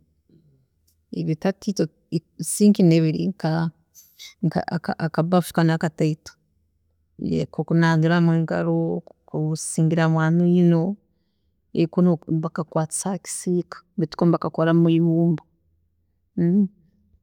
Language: Tooro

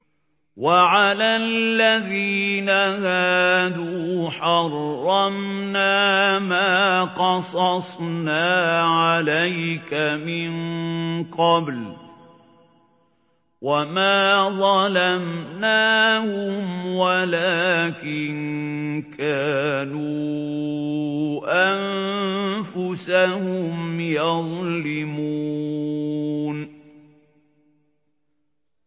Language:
Arabic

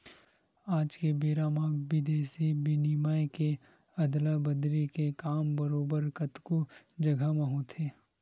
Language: Chhattisgarhi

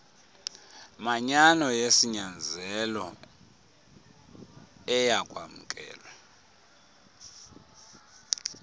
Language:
Xhosa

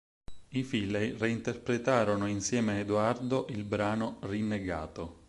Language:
Italian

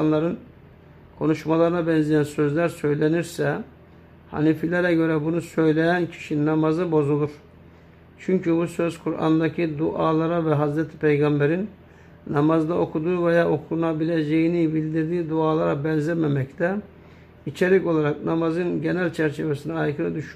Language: Turkish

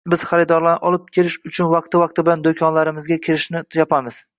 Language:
Uzbek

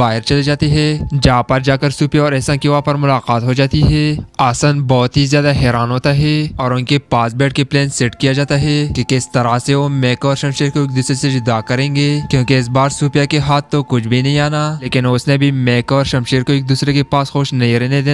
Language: Hindi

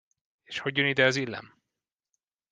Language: Hungarian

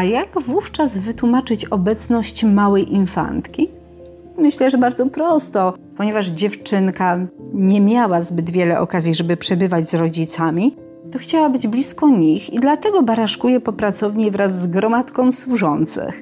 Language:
Polish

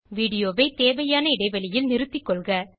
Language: Tamil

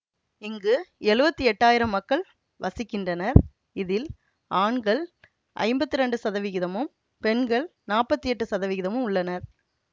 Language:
Tamil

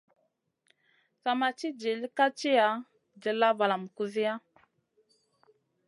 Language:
Masana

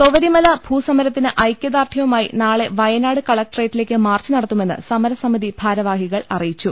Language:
Malayalam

